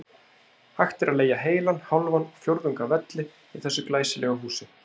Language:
Icelandic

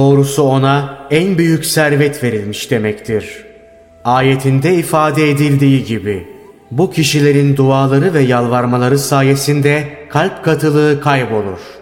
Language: Turkish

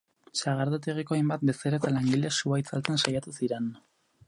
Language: Basque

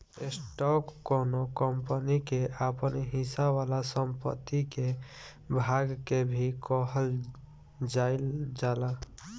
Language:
Bhojpuri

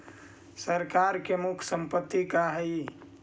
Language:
Magahi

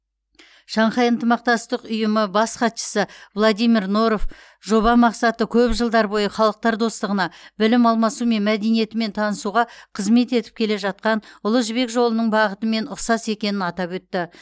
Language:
Kazakh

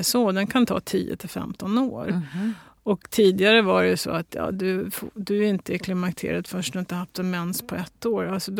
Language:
Swedish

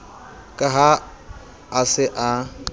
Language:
Southern Sotho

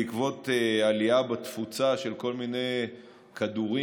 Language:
Hebrew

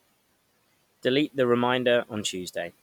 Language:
English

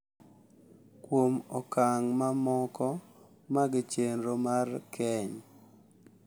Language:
Luo (Kenya and Tanzania)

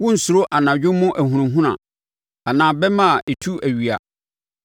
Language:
Akan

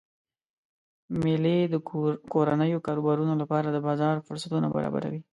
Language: Pashto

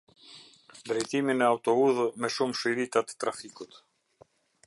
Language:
Albanian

